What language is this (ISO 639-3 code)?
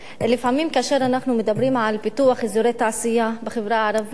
heb